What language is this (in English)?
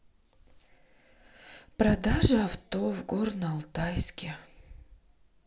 Russian